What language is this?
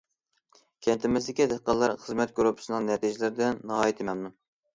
Uyghur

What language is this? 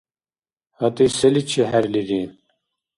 Dargwa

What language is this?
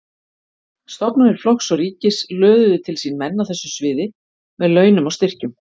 Icelandic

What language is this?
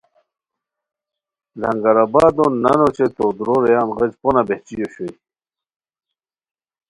Khowar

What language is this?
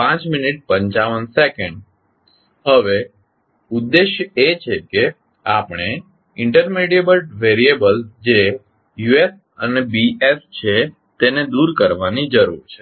Gujarati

